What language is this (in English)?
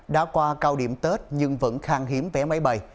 Vietnamese